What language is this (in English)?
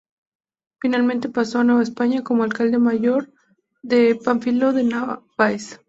Spanish